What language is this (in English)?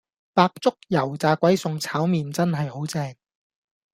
Cantonese